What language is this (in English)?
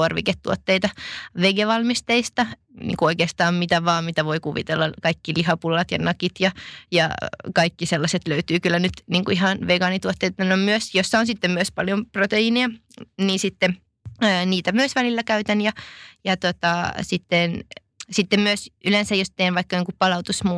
Finnish